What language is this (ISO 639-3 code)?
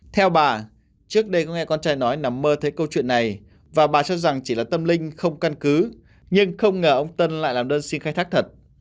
vie